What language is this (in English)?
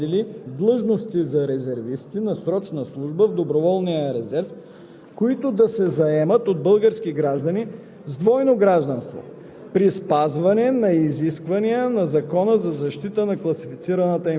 Bulgarian